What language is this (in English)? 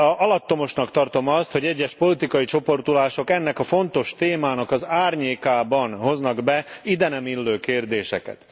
Hungarian